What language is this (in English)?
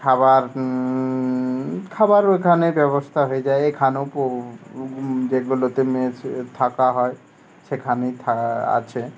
Bangla